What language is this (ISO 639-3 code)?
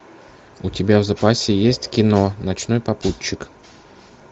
rus